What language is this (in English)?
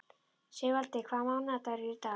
Icelandic